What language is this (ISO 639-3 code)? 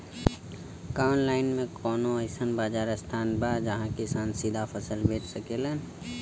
bho